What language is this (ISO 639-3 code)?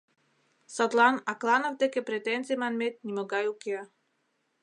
chm